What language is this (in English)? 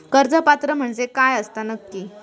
Marathi